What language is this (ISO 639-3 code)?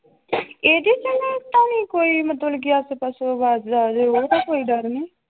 pan